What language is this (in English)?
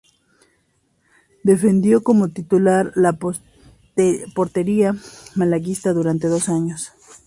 Spanish